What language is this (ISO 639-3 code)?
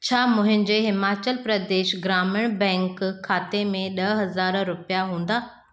snd